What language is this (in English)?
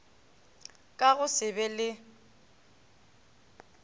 Northern Sotho